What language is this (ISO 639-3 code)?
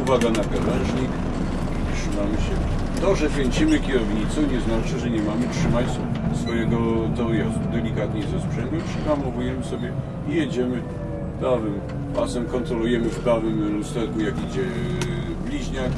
pol